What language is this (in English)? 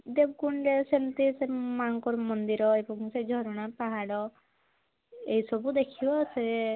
Odia